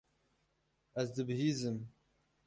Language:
Kurdish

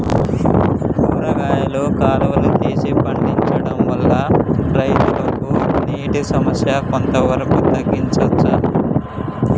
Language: Telugu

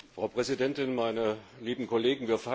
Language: German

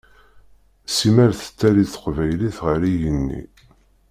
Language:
Kabyle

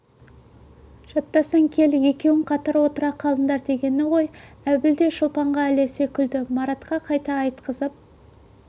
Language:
Kazakh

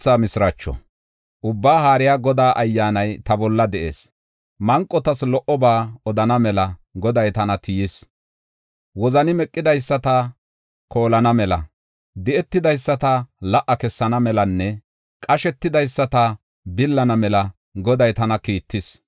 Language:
Gofa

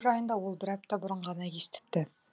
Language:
Kazakh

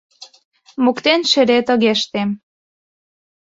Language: Mari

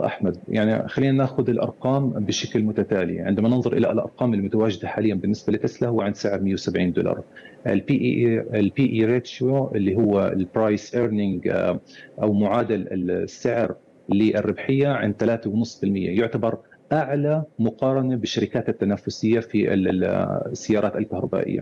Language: Arabic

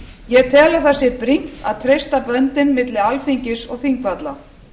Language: Icelandic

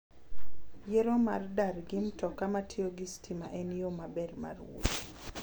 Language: Luo (Kenya and Tanzania)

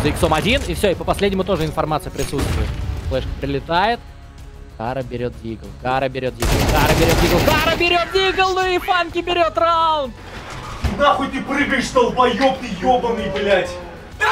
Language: Russian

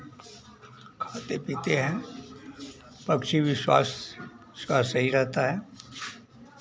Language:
Hindi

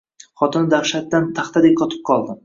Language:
Uzbek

